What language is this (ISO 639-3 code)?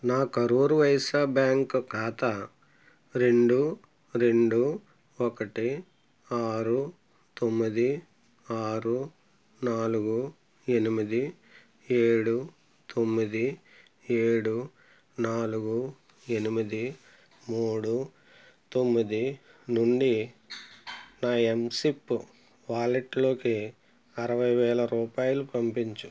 tel